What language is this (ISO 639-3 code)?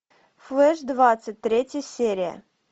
rus